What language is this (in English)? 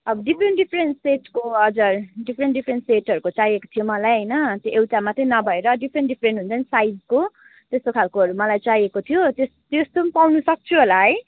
Nepali